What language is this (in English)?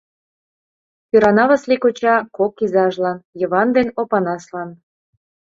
Mari